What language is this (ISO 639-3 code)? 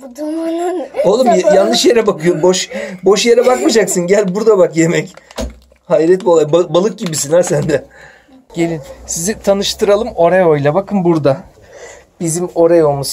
tur